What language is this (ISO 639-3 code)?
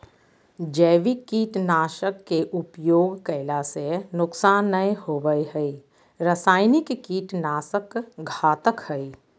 mag